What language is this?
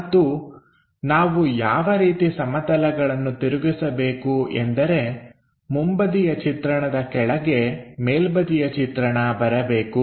Kannada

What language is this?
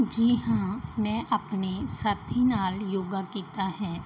Punjabi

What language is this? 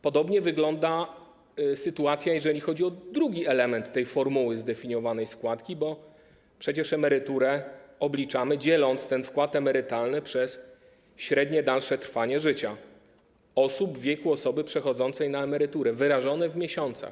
Polish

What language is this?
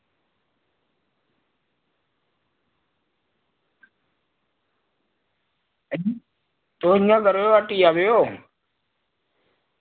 Dogri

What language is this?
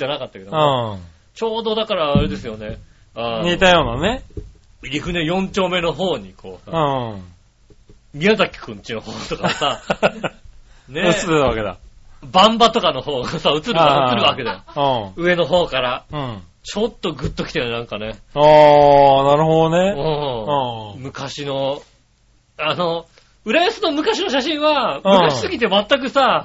Japanese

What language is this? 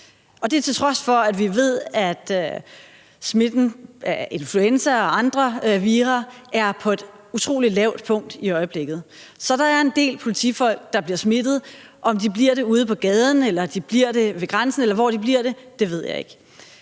Danish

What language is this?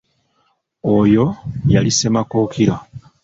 Ganda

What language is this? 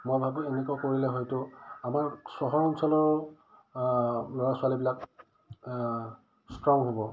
Assamese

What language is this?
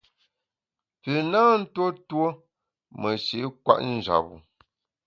Bamun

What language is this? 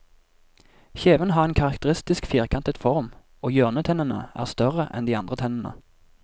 Norwegian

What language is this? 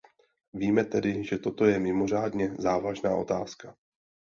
Czech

